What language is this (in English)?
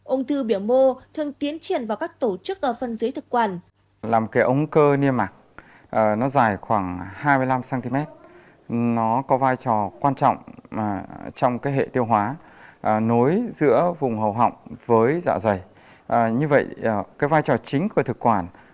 Vietnamese